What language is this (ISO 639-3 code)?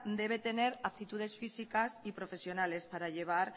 spa